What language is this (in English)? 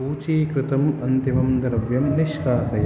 Sanskrit